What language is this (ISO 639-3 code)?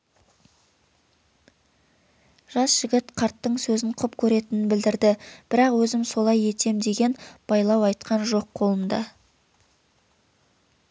kaz